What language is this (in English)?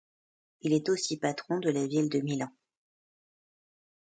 French